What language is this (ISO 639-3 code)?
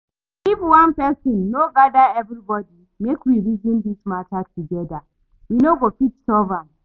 pcm